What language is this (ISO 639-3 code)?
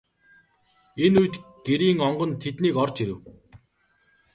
mon